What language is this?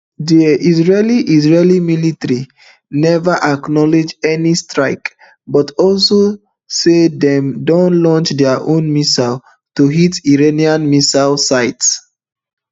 Nigerian Pidgin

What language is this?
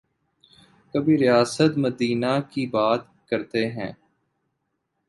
Urdu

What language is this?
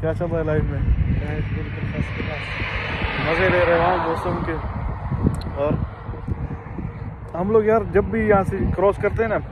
Arabic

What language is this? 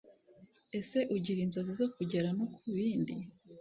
Kinyarwanda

